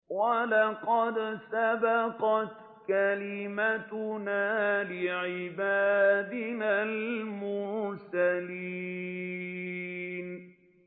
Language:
Arabic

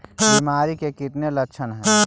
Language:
Magahi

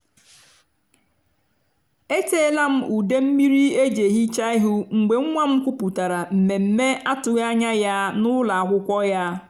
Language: Igbo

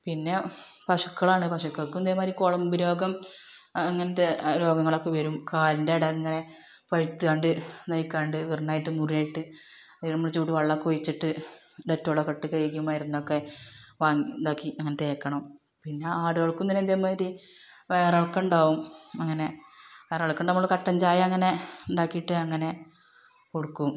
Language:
Malayalam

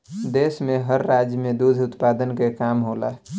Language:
Bhojpuri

